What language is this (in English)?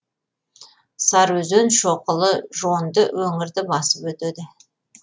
Kazakh